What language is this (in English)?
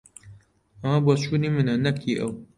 Central Kurdish